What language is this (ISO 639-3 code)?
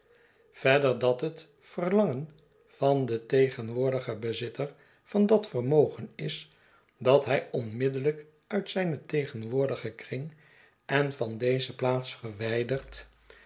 nld